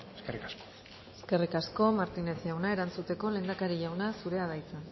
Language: Basque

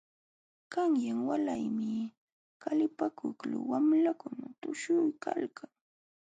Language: Jauja Wanca Quechua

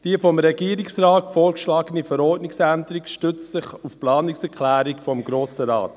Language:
Swiss German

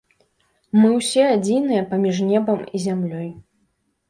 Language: Belarusian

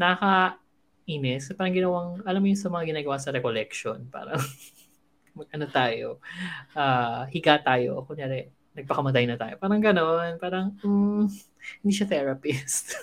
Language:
Filipino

